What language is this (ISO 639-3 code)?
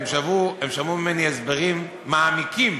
heb